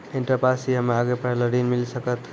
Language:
Maithili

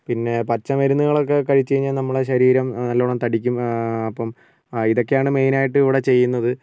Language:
Malayalam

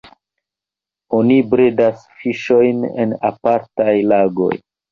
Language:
Esperanto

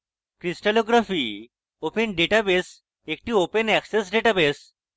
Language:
Bangla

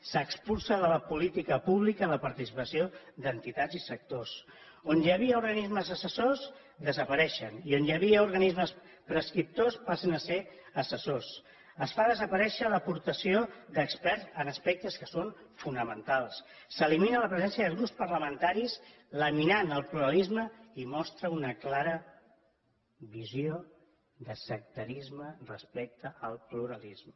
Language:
Catalan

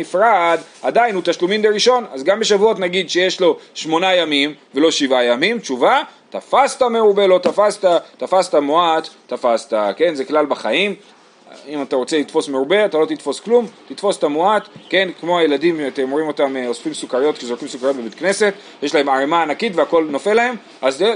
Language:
Hebrew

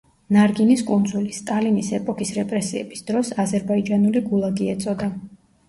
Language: Georgian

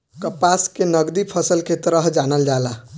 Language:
Bhojpuri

